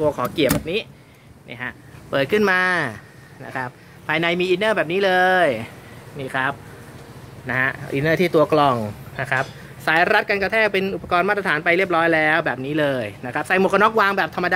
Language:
Thai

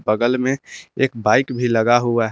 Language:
Hindi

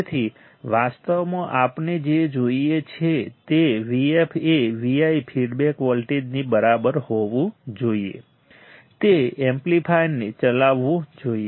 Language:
Gujarati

